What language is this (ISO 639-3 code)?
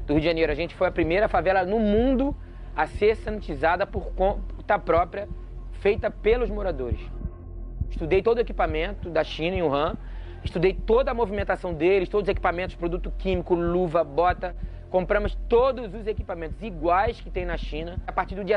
por